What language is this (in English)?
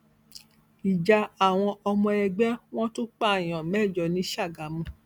Yoruba